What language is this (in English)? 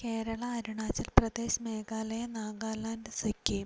Malayalam